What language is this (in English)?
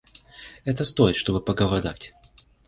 Russian